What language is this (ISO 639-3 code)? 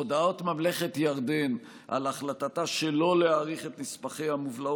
heb